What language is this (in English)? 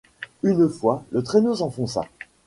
French